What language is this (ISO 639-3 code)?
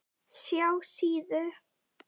isl